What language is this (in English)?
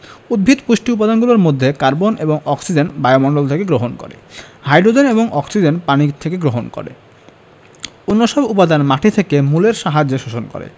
Bangla